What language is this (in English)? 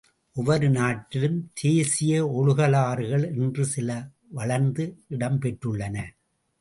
Tamil